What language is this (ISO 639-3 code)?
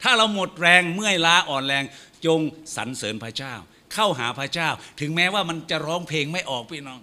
tha